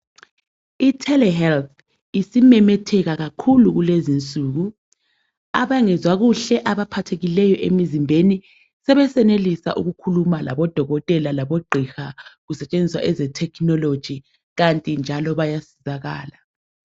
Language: North Ndebele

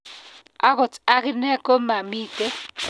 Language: Kalenjin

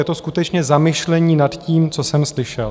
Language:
Czech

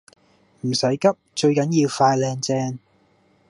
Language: Cantonese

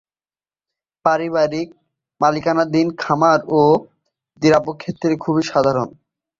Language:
Bangla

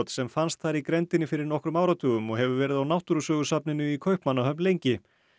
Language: Icelandic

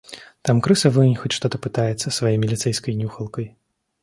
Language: Russian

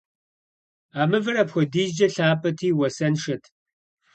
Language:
Kabardian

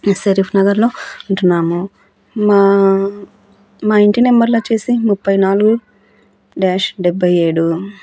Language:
Telugu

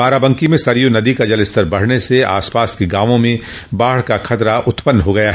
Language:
Hindi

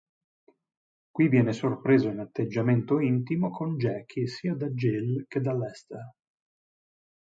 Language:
Italian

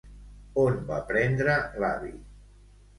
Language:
Catalan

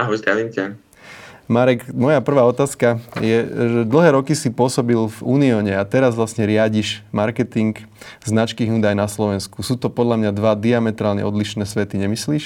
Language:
Slovak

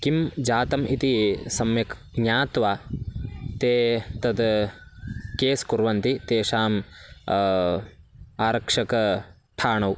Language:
Sanskrit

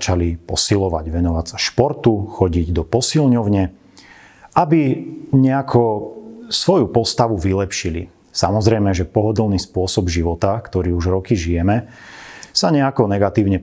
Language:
Slovak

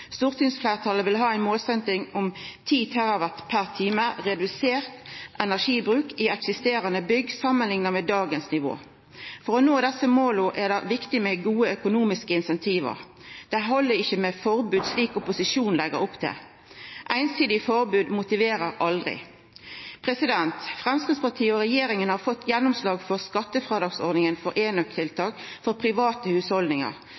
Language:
Norwegian Nynorsk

